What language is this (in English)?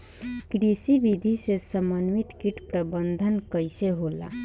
Bhojpuri